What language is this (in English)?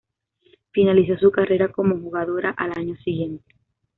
Spanish